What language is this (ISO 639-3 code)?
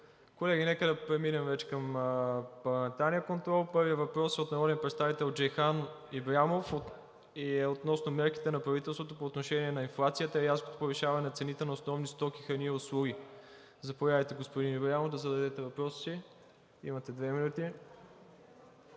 bul